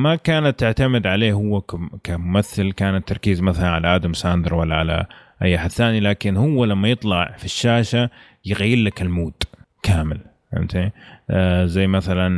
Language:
Arabic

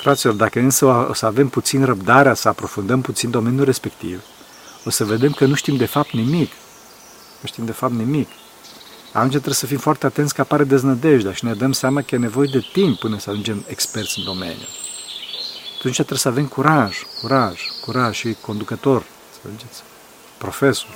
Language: Romanian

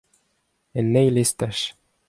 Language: Breton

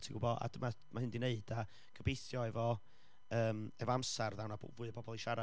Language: Welsh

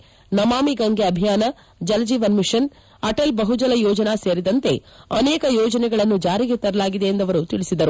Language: Kannada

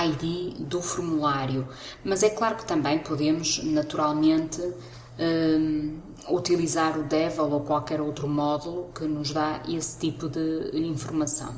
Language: Portuguese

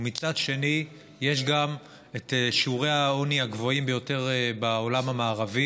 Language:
Hebrew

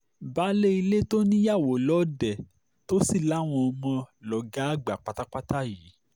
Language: Yoruba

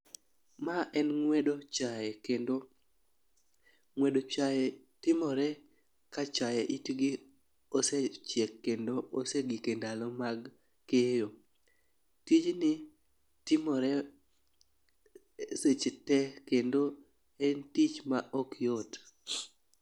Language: Luo (Kenya and Tanzania)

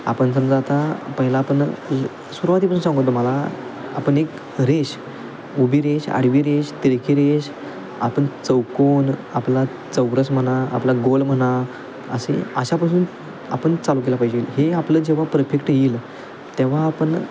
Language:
Marathi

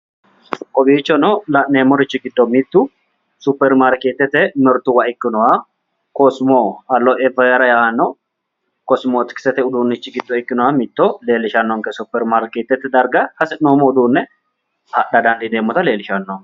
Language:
Sidamo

